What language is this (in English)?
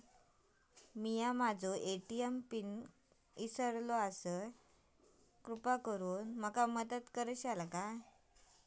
Marathi